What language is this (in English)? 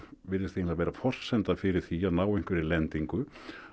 Icelandic